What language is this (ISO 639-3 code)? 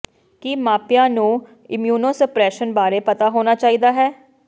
pan